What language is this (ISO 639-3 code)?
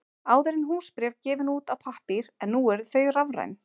isl